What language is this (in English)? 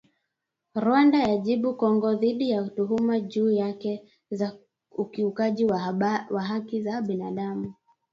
Swahili